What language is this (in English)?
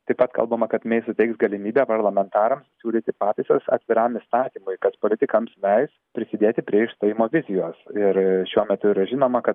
Lithuanian